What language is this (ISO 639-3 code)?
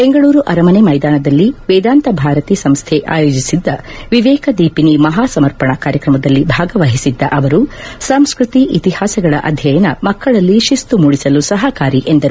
kan